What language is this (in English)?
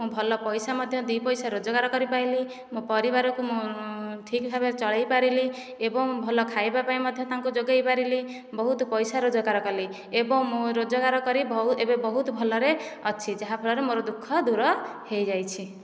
Odia